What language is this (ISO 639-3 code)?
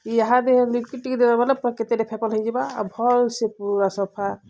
ori